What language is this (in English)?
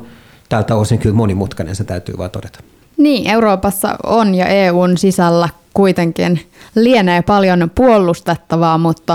Finnish